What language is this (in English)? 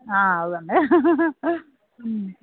Malayalam